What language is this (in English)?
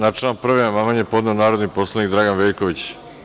Serbian